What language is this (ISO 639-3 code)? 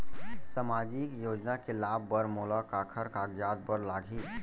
hne